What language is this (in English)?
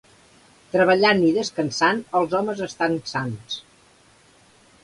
Catalan